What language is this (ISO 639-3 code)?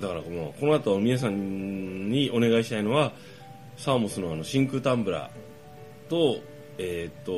jpn